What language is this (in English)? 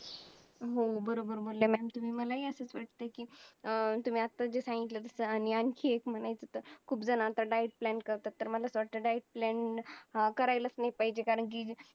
Marathi